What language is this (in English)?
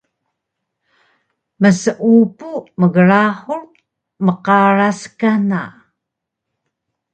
Taroko